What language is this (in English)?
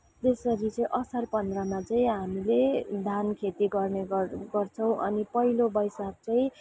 Nepali